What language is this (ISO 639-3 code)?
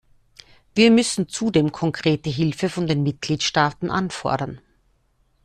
deu